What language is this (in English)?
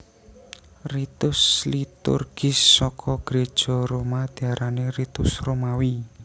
Javanese